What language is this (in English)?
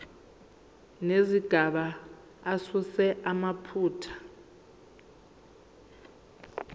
Zulu